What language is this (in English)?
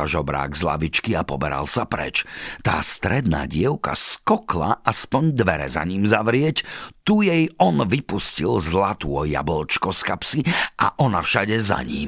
Slovak